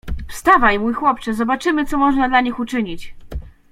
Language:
Polish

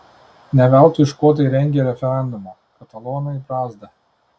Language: Lithuanian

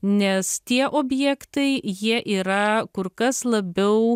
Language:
Lithuanian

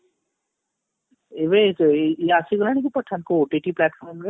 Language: Odia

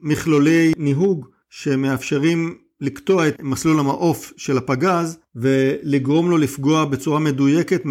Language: Hebrew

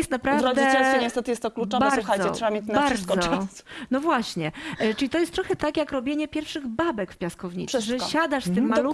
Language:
Polish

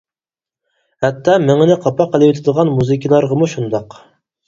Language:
Uyghur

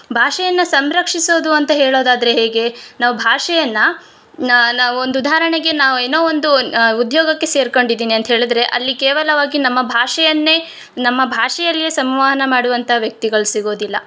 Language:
Kannada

